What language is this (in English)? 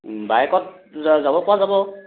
Assamese